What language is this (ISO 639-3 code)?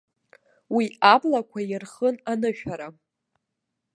abk